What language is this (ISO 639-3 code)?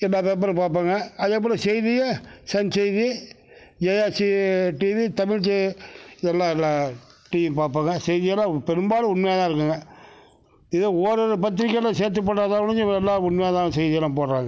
tam